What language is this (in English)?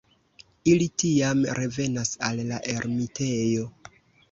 Esperanto